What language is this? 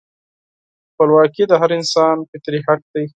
Pashto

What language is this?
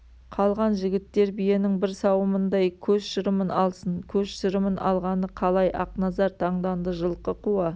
Kazakh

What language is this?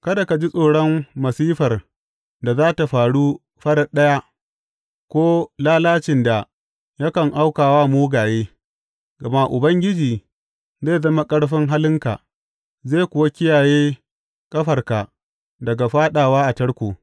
Hausa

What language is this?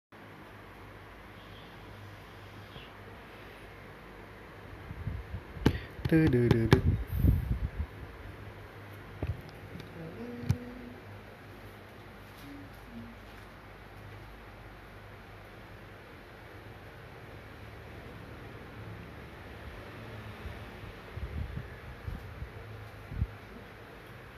Thai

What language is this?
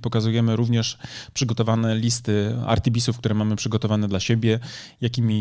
Polish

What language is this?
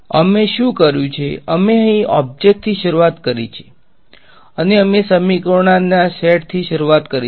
Gujarati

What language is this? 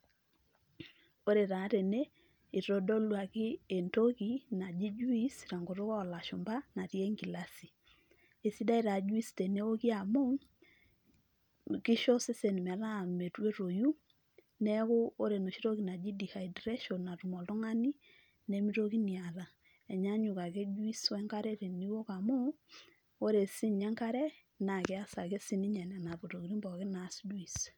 Masai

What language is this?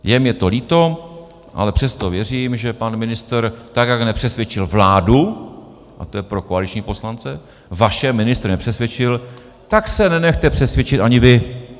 Czech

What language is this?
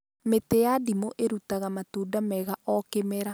Kikuyu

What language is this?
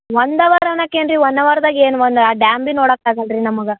Kannada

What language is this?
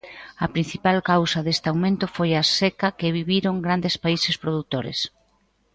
Galician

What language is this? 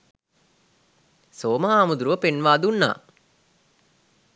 Sinhala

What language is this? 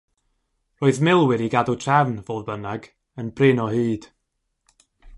Welsh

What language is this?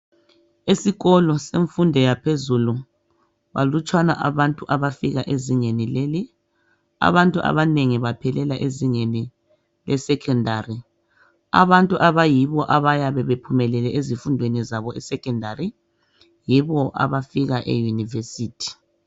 North Ndebele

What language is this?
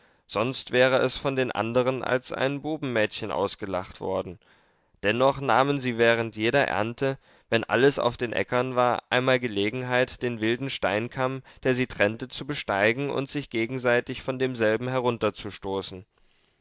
German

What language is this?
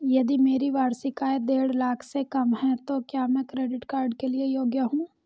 Hindi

